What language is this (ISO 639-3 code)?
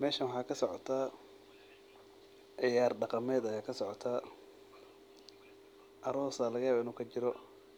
som